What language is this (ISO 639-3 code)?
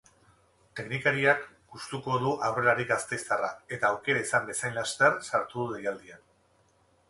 eus